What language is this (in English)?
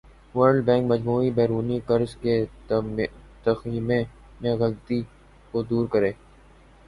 Urdu